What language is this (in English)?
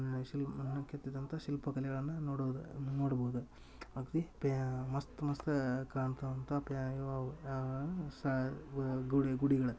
Kannada